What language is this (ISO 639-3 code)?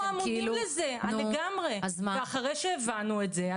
heb